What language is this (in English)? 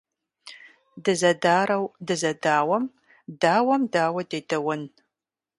Kabardian